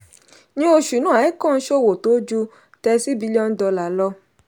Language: Yoruba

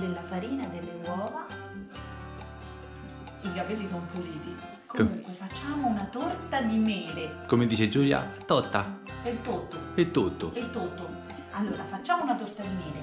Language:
Italian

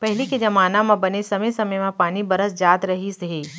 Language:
Chhattisgarhi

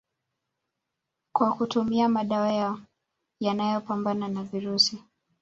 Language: Swahili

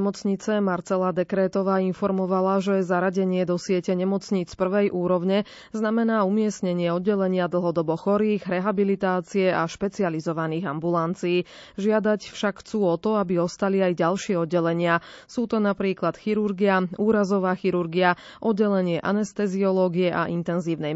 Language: Slovak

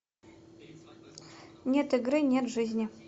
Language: Russian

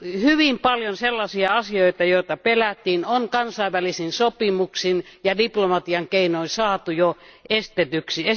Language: Finnish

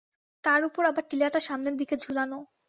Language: Bangla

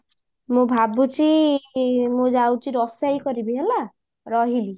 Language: Odia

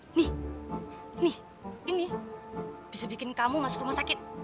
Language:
Indonesian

